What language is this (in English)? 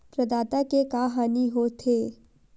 Chhattisgarhi